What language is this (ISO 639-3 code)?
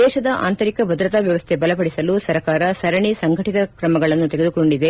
kan